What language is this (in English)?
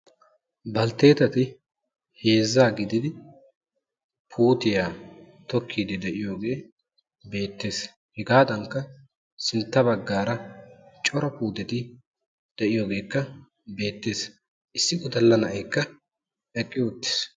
Wolaytta